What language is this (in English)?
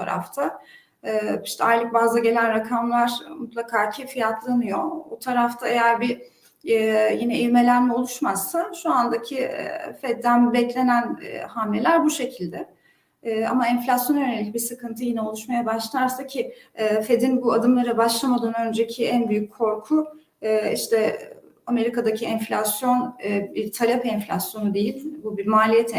Turkish